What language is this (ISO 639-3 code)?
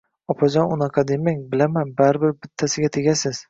uzb